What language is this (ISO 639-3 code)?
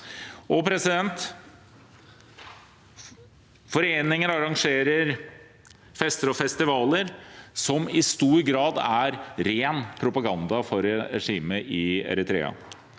nor